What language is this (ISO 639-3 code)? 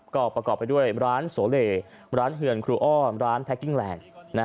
tha